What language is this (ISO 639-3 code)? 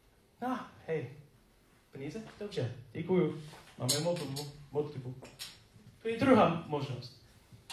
ces